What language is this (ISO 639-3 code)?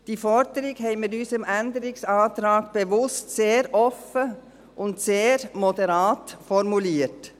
gsw